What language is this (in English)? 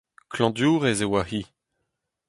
Breton